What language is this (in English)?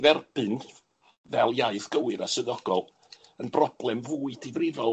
Welsh